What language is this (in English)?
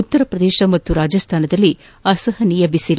Kannada